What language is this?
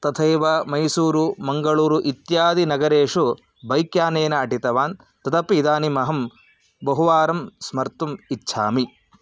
Sanskrit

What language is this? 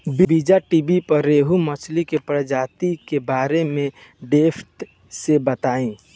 Bhojpuri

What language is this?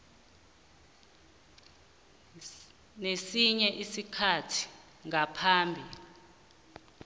South Ndebele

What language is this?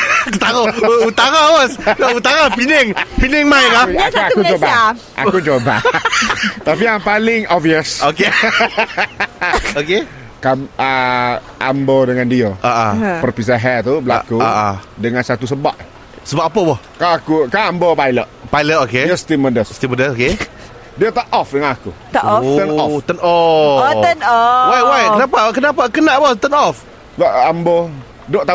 Malay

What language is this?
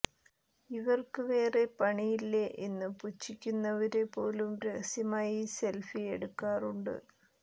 Malayalam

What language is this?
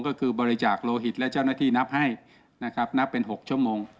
Thai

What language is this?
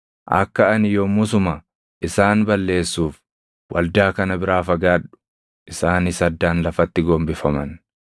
Oromo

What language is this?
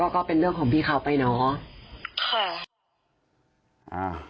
Thai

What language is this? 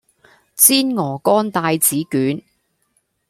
Cantonese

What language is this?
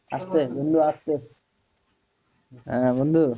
Bangla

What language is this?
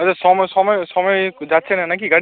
Bangla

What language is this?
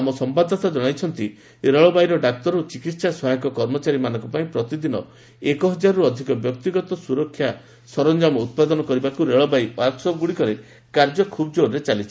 Odia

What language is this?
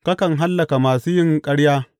Hausa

